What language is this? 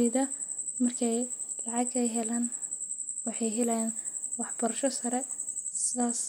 Somali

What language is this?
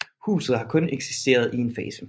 Danish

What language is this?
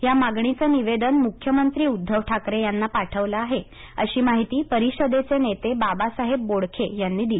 Marathi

